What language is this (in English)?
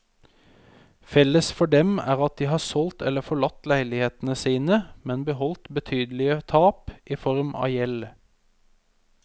Norwegian